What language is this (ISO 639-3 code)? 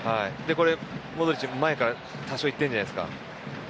jpn